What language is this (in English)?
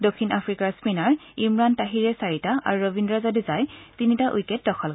Assamese